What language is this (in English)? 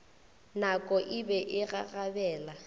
Northern Sotho